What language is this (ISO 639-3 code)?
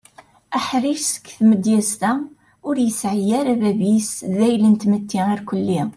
kab